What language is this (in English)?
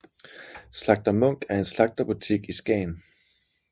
Danish